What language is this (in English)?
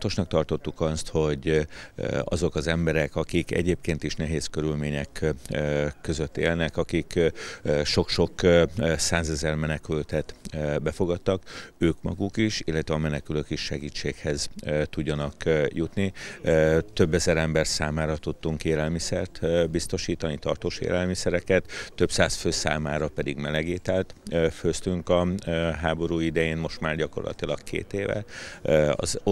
Hungarian